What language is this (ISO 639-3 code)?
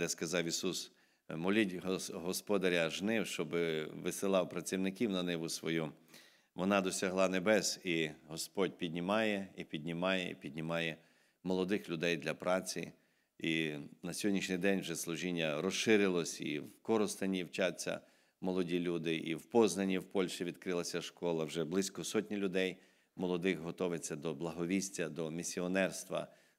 ukr